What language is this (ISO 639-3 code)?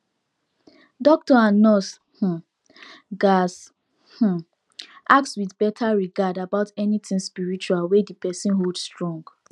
pcm